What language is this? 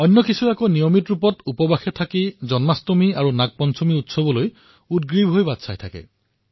Assamese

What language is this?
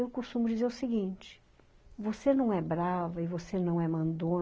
Portuguese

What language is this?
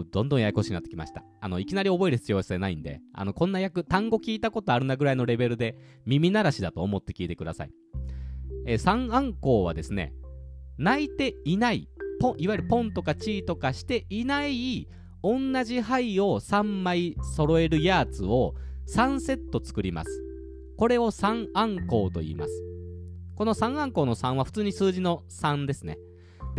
Japanese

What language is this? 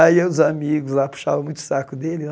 Portuguese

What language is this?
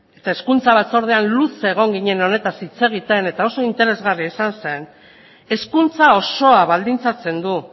Basque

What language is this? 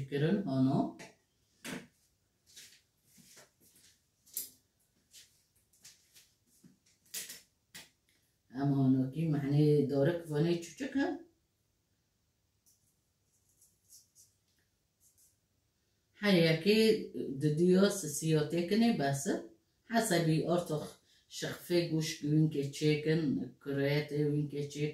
Arabic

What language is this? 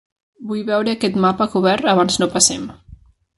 Catalan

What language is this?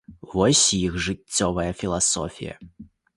Belarusian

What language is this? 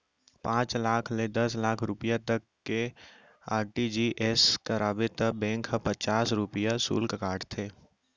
Chhattisgarhi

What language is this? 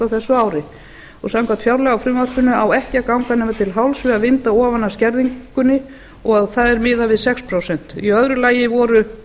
Icelandic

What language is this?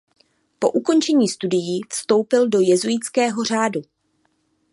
Czech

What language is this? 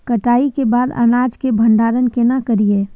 Maithili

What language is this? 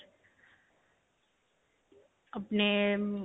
Punjabi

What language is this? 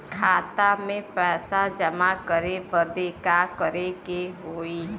Bhojpuri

